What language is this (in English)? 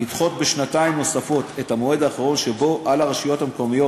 Hebrew